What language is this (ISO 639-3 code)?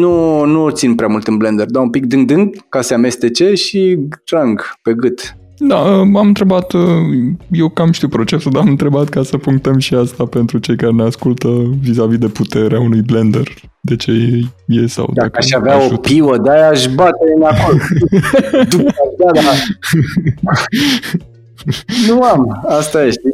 ron